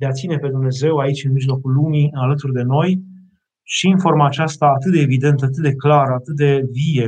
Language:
Romanian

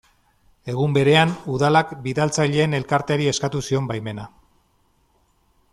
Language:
Basque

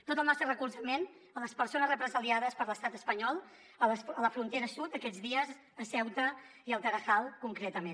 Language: Catalan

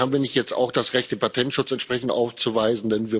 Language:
German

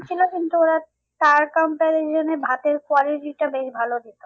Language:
Bangla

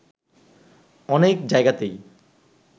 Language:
Bangla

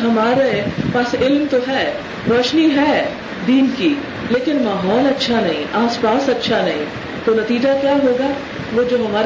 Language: Urdu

